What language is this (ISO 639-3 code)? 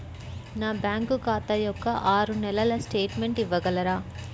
tel